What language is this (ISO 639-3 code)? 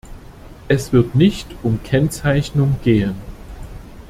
deu